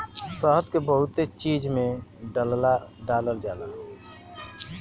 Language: Bhojpuri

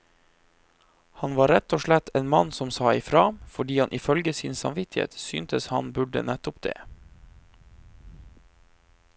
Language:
Norwegian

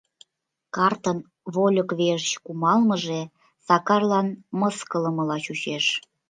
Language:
Mari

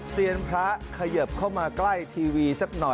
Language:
Thai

